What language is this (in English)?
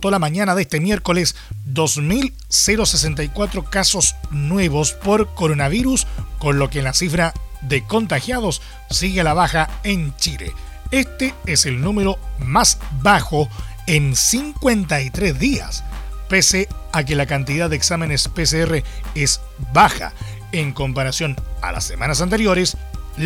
Spanish